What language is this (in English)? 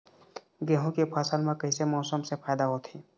Chhattisgarhi